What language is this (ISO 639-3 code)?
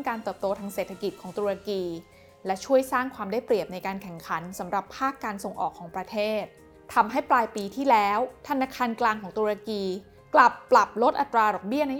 tha